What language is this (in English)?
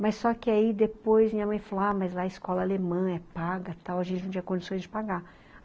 Portuguese